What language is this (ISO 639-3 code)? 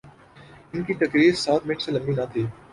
urd